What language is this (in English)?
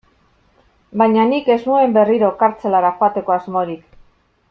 Basque